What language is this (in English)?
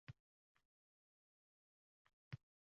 Uzbek